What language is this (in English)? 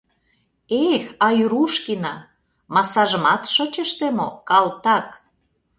Mari